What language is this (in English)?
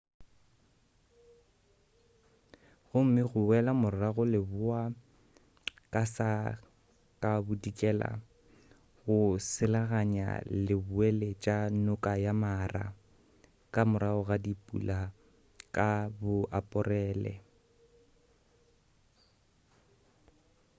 Northern Sotho